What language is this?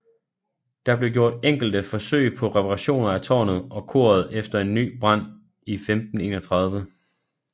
Danish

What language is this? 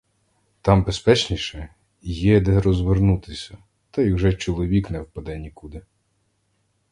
Ukrainian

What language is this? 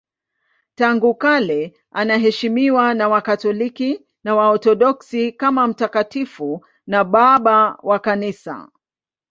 Swahili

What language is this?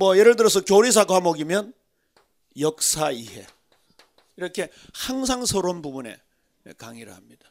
Korean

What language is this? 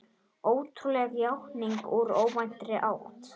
Icelandic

